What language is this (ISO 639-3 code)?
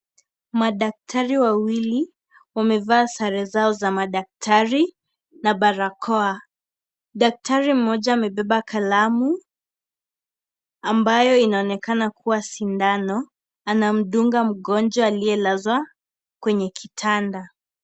swa